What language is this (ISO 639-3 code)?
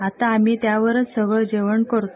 mar